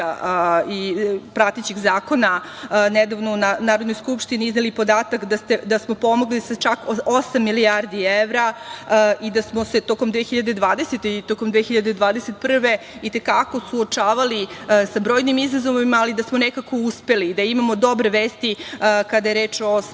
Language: Serbian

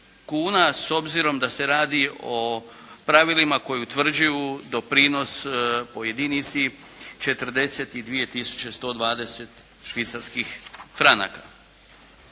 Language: Croatian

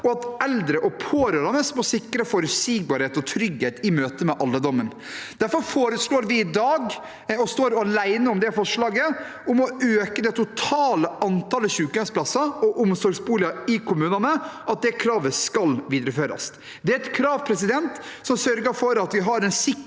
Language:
Norwegian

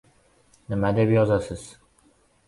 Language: Uzbek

